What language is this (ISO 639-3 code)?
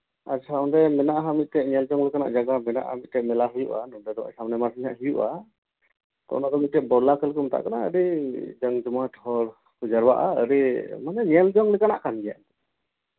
sat